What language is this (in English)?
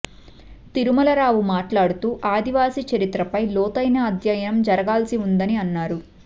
Telugu